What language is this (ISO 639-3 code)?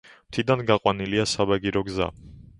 kat